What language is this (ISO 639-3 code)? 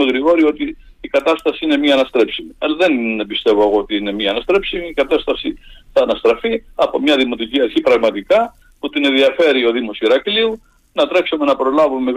ell